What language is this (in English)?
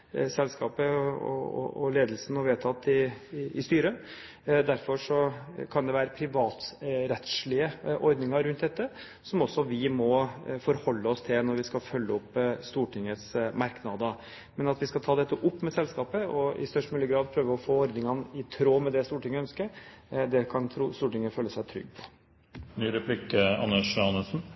Norwegian Bokmål